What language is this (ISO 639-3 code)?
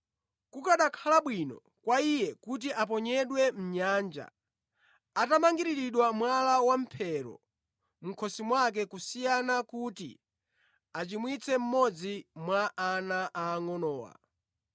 nya